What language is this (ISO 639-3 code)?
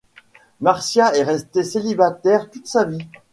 fra